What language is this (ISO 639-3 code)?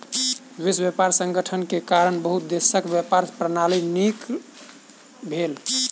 mai